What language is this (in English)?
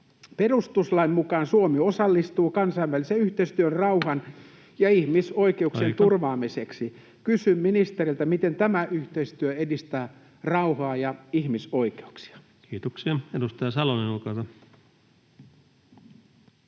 Finnish